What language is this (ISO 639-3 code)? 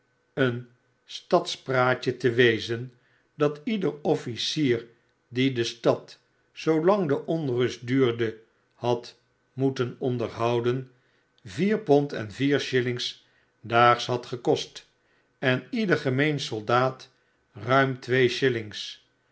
nld